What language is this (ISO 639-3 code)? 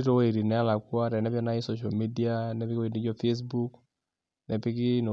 mas